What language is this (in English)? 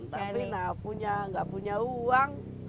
Indonesian